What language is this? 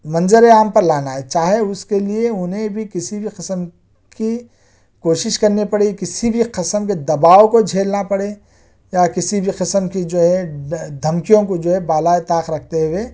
Urdu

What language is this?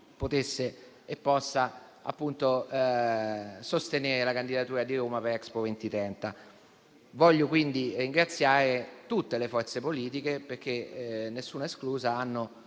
Italian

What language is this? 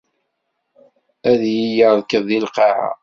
Kabyle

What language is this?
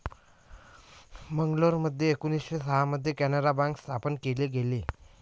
Marathi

